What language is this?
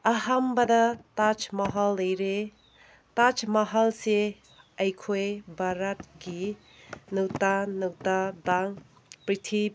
Manipuri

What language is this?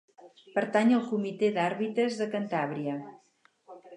Catalan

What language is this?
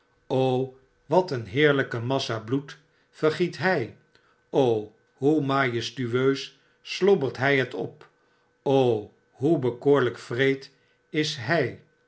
Dutch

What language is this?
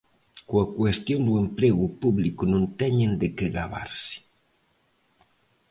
Galician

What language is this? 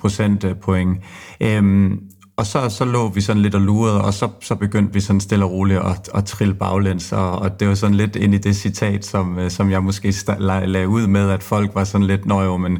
Danish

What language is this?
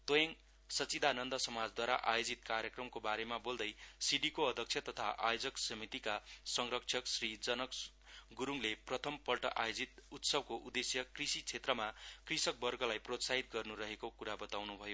Nepali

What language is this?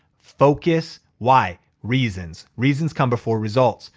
English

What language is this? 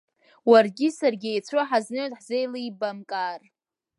Abkhazian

